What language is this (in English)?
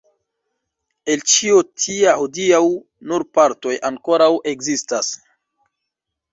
Esperanto